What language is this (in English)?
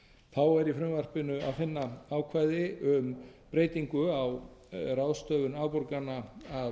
Icelandic